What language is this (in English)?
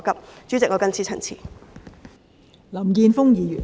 Cantonese